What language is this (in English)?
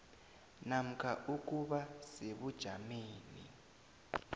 South Ndebele